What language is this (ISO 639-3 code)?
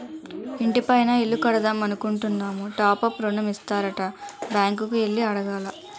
tel